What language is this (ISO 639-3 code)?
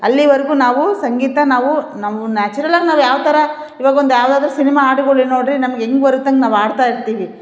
kan